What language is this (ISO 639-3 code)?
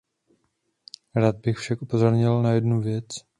ces